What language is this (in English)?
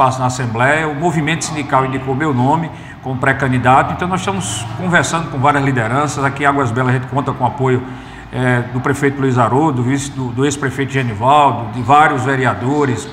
Portuguese